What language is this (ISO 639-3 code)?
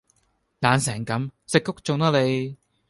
yue